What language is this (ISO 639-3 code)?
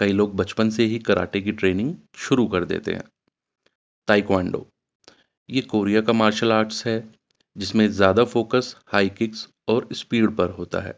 urd